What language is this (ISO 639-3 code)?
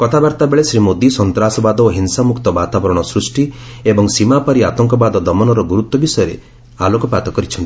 ori